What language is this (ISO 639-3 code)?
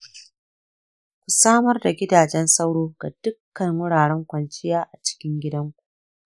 hau